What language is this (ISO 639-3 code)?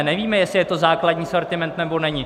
ces